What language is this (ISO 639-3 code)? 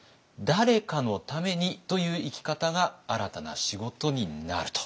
jpn